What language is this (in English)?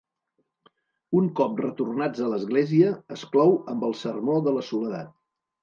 Catalan